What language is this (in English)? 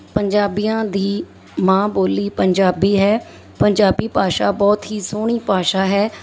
Punjabi